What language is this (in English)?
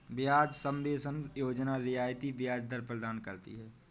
Hindi